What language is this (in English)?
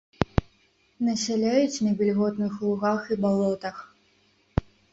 Belarusian